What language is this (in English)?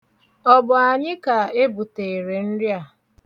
Igbo